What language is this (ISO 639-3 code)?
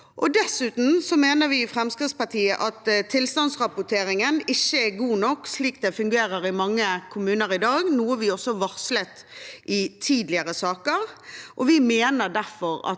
nor